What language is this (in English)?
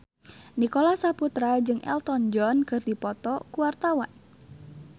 Sundanese